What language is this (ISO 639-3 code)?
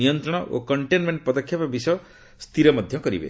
ori